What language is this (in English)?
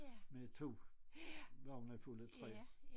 Danish